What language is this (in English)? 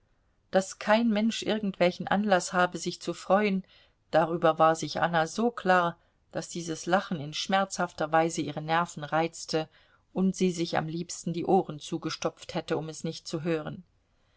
German